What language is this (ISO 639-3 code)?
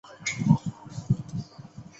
zho